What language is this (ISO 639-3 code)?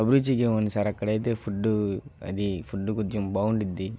tel